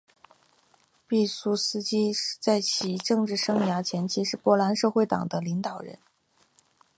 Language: Chinese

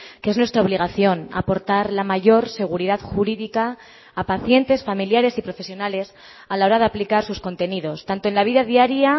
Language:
Spanish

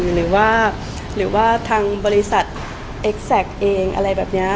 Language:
Thai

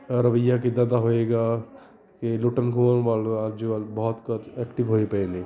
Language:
Punjabi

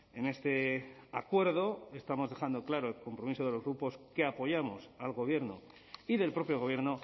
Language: Spanish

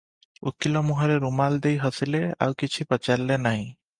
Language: Odia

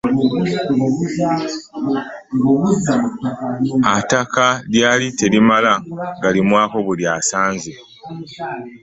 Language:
Ganda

